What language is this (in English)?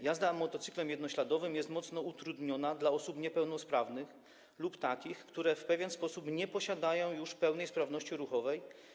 Polish